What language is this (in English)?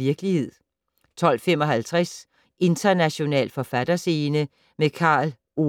Danish